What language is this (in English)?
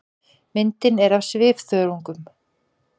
Icelandic